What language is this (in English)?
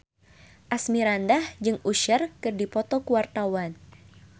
Sundanese